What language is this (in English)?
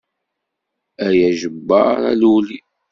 Kabyle